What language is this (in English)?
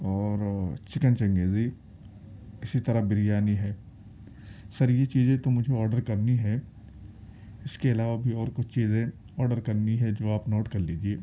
Urdu